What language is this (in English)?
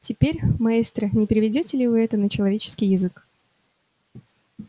Russian